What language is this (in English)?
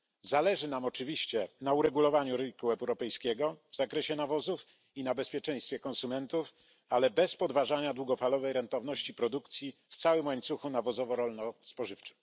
Polish